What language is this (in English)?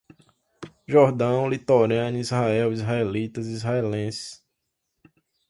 Portuguese